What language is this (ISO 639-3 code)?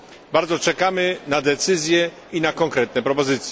pol